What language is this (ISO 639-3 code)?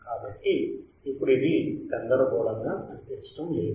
tel